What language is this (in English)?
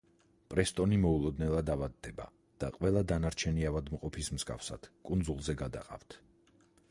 Georgian